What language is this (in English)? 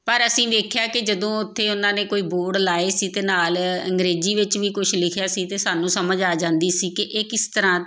Punjabi